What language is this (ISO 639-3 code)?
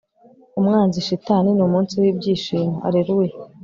kin